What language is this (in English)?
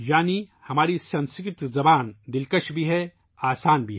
Urdu